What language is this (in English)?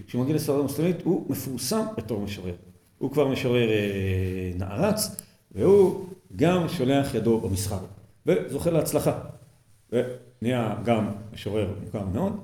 Hebrew